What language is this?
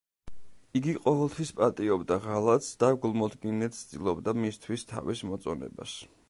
Georgian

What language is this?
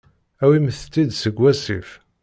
Kabyle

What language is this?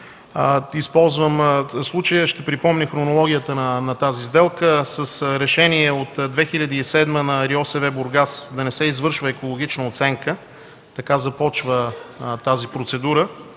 Bulgarian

